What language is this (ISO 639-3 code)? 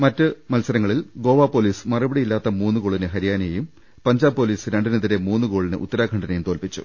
mal